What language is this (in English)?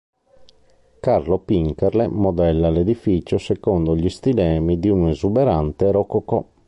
Italian